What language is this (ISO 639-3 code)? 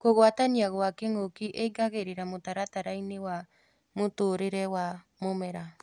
kik